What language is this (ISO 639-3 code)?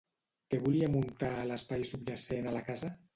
cat